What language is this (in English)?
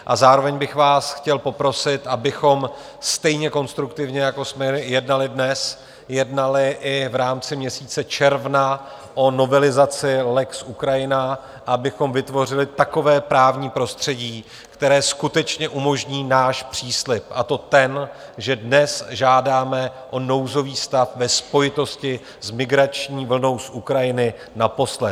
Czech